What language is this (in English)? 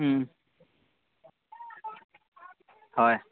Assamese